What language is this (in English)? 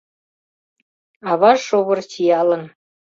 Mari